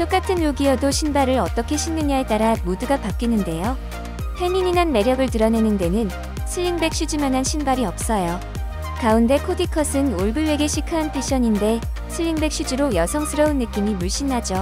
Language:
Korean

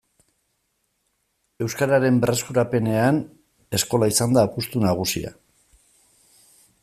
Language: Basque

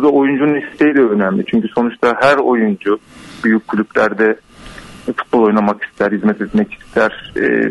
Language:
Turkish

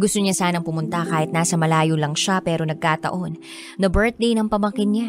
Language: Filipino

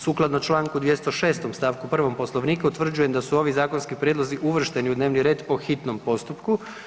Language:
Croatian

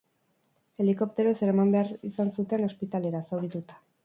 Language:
Basque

